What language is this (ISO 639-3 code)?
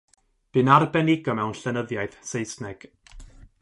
cym